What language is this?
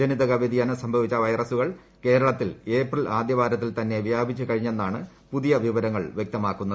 Malayalam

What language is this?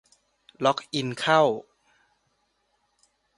Thai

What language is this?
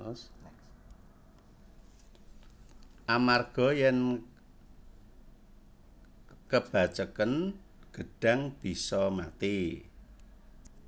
Javanese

